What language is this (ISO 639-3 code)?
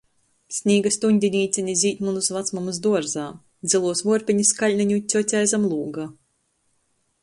ltg